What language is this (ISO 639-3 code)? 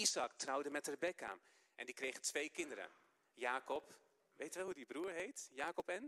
nld